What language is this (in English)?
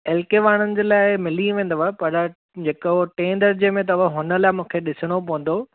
Sindhi